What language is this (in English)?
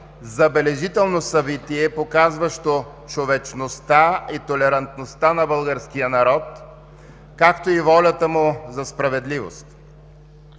Bulgarian